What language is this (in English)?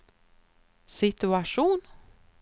Swedish